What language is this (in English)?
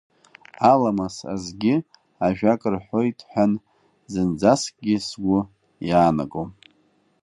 Abkhazian